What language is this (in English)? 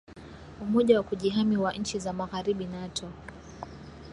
Swahili